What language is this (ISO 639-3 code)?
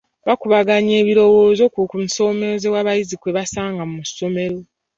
lug